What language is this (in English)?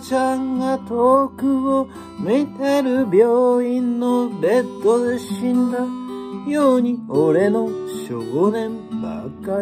Japanese